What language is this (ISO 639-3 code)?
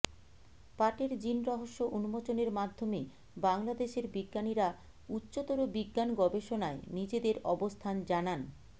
ben